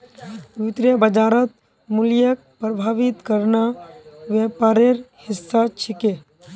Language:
Magahi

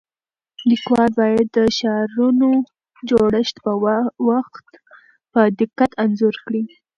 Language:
Pashto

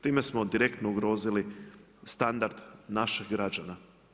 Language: Croatian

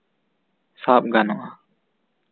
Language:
Santali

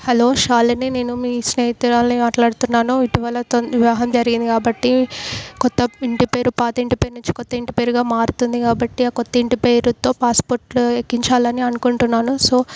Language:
Telugu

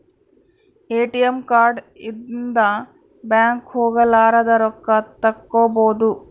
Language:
Kannada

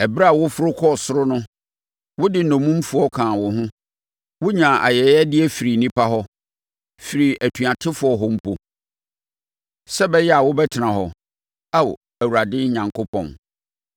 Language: Akan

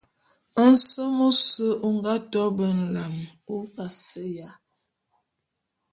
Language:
Bulu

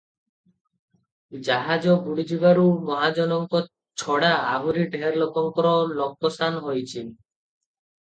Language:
Odia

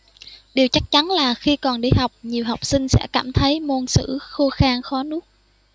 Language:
Vietnamese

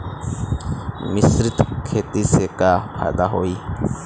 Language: Bhojpuri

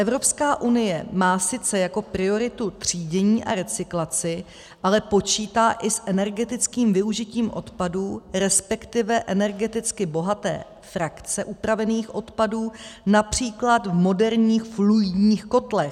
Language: Czech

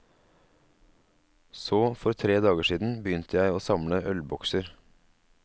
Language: Norwegian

